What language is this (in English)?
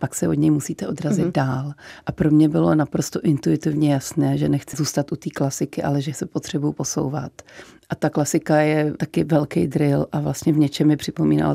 Czech